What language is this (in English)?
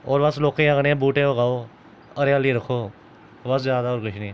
Dogri